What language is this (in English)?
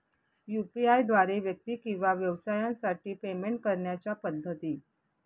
Marathi